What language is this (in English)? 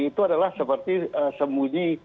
Indonesian